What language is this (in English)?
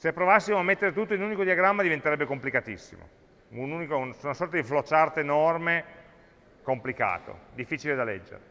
Italian